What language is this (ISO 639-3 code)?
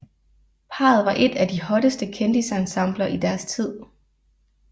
dan